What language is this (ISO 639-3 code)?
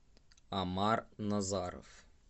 rus